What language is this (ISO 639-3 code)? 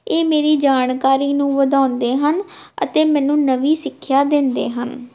pan